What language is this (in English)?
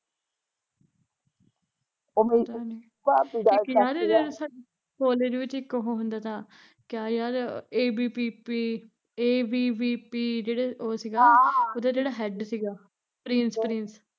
Punjabi